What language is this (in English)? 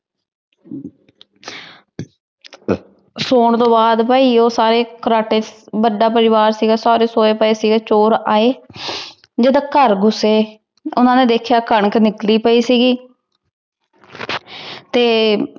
Punjabi